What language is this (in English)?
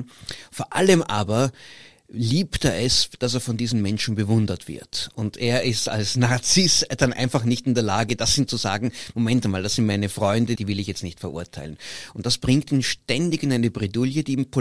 German